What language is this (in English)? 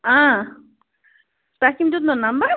Kashmiri